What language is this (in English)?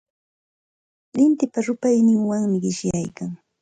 Santa Ana de Tusi Pasco Quechua